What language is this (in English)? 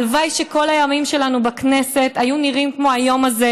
Hebrew